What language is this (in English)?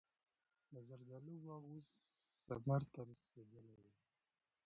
Pashto